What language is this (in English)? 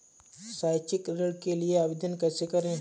Hindi